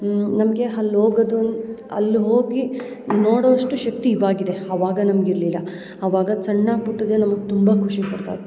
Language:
Kannada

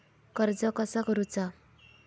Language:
Marathi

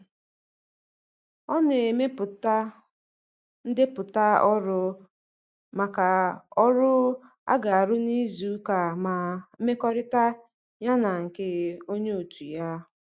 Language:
Igbo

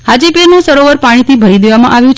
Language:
Gujarati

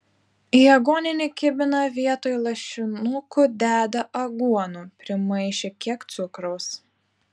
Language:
Lithuanian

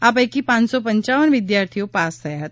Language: Gujarati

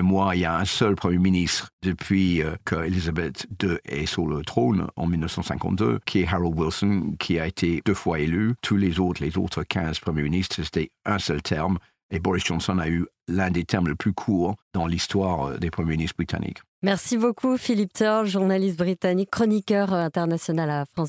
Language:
French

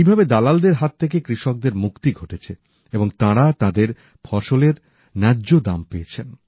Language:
Bangla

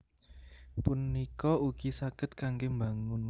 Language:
Javanese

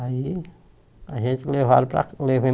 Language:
Portuguese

